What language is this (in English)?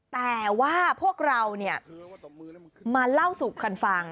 Thai